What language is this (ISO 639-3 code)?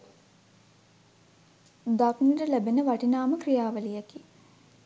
sin